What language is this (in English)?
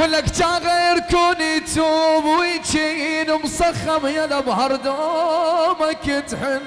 Arabic